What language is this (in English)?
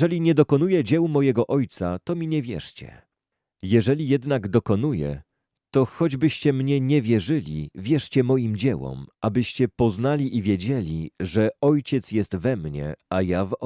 Polish